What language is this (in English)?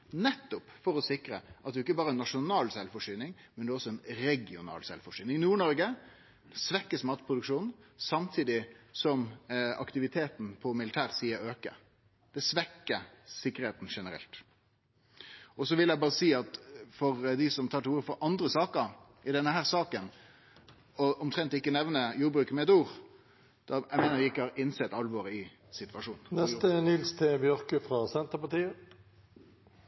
Norwegian Nynorsk